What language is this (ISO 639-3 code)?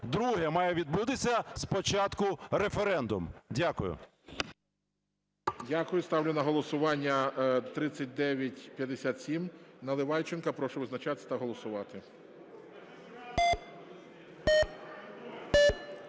ukr